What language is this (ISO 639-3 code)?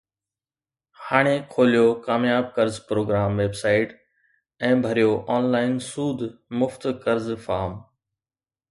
snd